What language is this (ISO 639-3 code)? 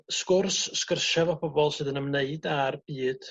cym